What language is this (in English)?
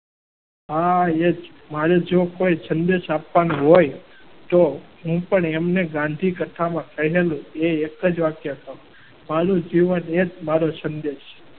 Gujarati